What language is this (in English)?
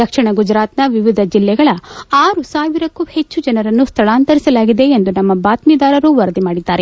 Kannada